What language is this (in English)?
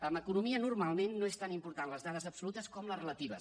Catalan